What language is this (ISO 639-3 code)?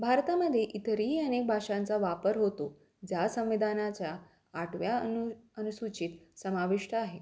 mar